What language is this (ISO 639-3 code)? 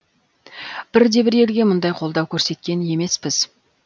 kaz